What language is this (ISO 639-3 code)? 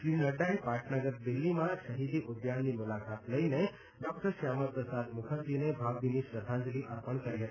guj